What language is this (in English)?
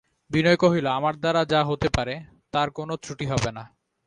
Bangla